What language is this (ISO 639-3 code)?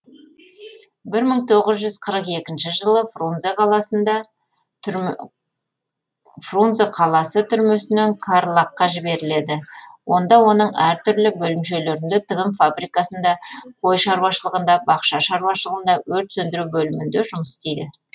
kaz